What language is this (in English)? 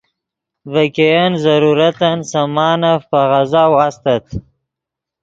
Yidgha